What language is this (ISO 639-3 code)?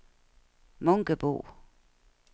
dan